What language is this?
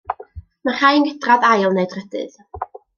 Welsh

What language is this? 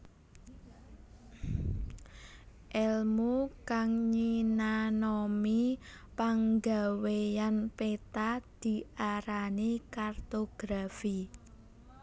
Javanese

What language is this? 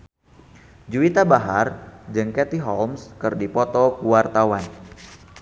Sundanese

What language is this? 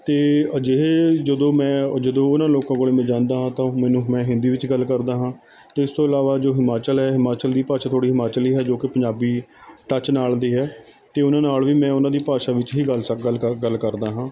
Punjabi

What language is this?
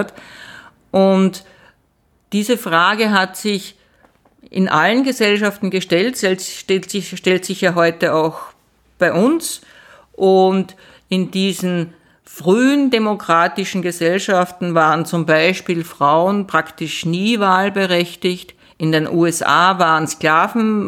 German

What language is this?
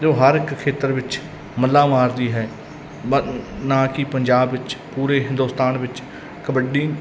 Punjabi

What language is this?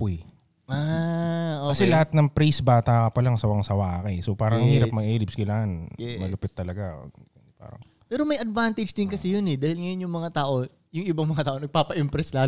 Filipino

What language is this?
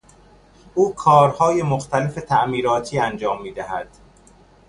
Persian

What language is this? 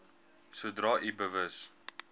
Afrikaans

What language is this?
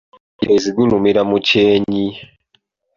Ganda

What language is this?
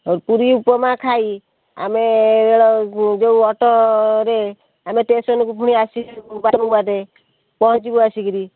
Odia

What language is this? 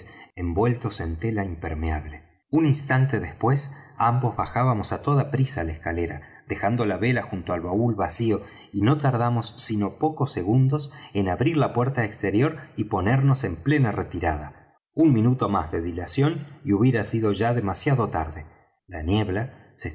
Spanish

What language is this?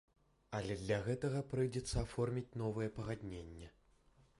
Belarusian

